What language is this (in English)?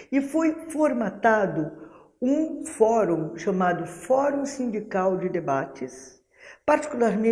Portuguese